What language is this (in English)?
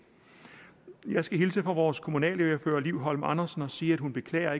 Danish